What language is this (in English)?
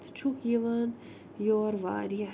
Kashmiri